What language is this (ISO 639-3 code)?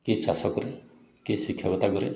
ori